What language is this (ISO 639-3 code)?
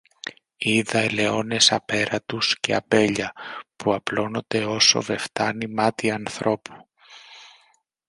ell